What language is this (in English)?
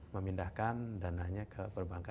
Indonesian